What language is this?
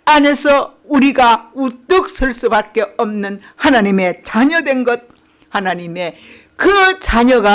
Korean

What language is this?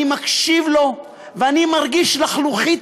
Hebrew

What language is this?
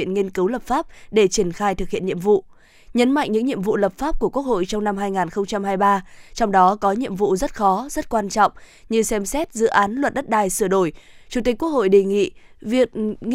Vietnamese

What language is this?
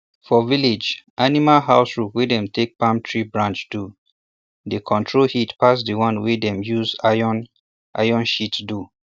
Nigerian Pidgin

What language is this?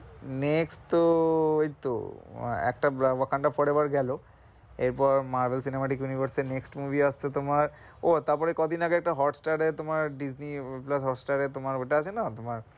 Bangla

